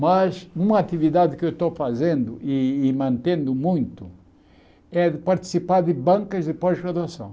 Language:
Portuguese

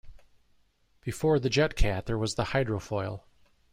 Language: English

